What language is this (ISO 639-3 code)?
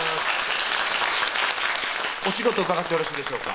jpn